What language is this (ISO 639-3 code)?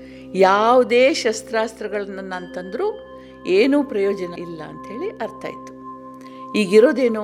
kan